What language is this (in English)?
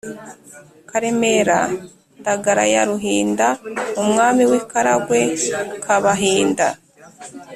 Kinyarwanda